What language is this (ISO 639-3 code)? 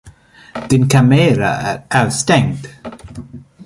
swe